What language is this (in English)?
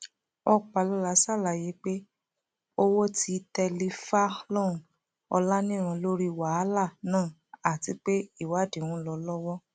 Yoruba